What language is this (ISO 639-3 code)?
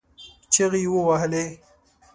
pus